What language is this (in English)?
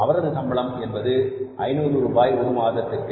Tamil